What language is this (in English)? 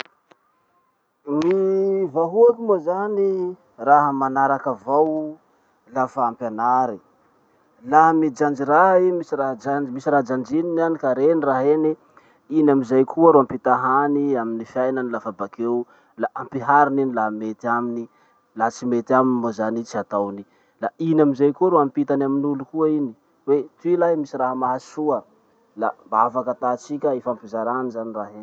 Masikoro Malagasy